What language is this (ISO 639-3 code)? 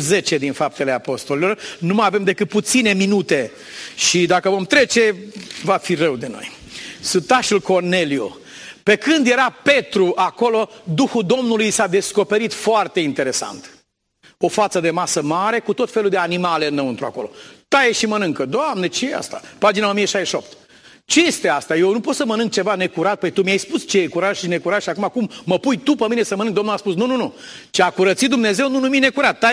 ron